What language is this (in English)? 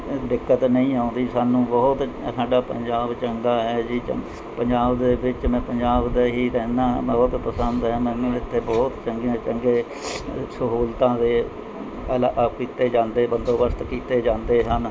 Punjabi